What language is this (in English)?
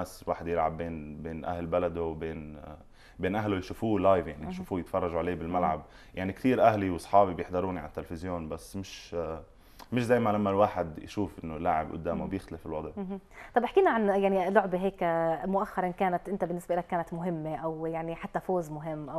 Arabic